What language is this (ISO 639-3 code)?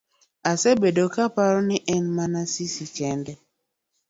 luo